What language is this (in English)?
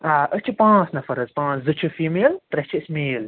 Kashmiri